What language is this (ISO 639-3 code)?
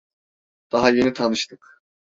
tur